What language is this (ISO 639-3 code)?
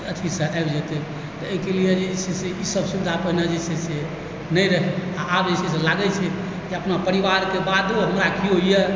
mai